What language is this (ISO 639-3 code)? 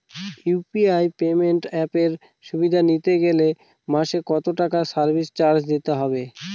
ben